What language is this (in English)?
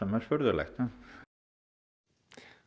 Icelandic